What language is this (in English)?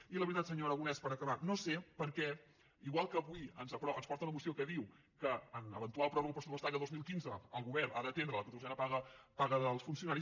Catalan